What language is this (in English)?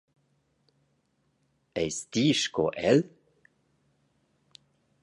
Romansh